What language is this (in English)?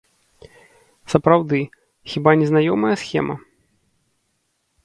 Belarusian